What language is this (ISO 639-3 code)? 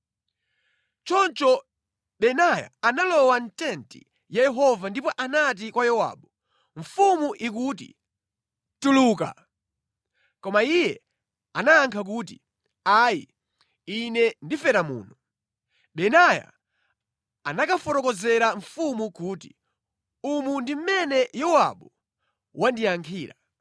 nya